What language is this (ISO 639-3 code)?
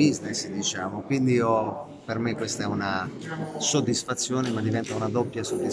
ita